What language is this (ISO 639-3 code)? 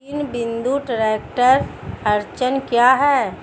hin